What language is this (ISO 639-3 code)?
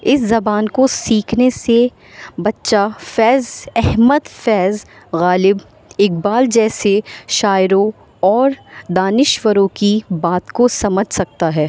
urd